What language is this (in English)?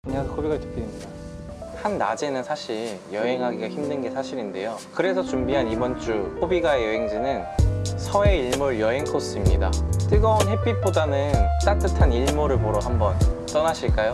Korean